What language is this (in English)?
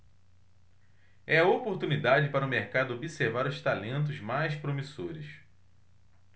Portuguese